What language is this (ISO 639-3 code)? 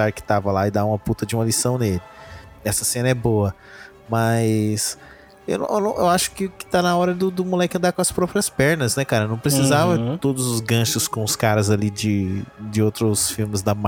por